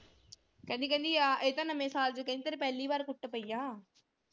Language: Punjabi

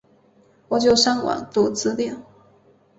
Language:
Chinese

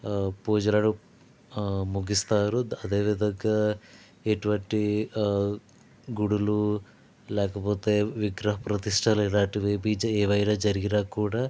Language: Telugu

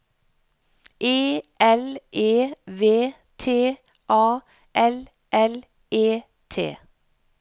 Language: Norwegian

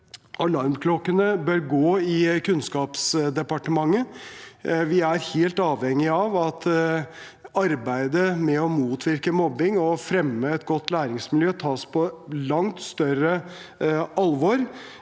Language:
Norwegian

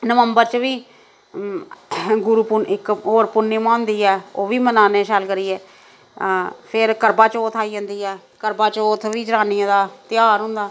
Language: Dogri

